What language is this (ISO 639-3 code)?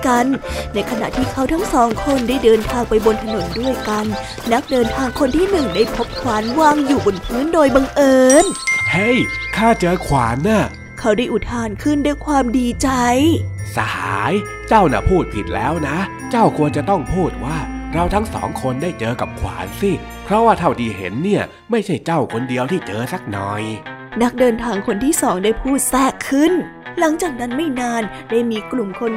tha